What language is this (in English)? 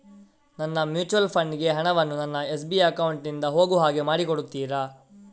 Kannada